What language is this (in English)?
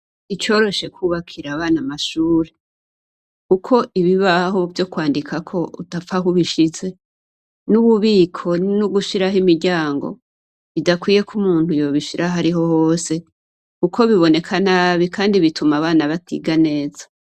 Rundi